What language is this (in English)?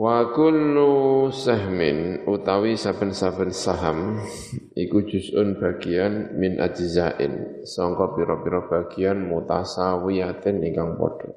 Indonesian